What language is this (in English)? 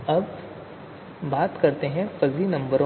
Hindi